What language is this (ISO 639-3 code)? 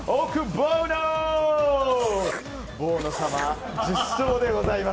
jpn